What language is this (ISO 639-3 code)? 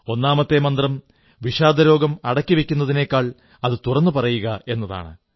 mal